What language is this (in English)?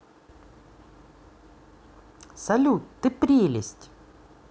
Russian